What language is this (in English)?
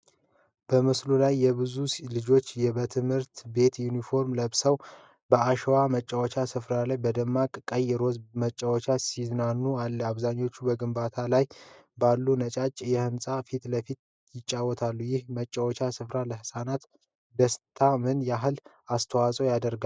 Amharic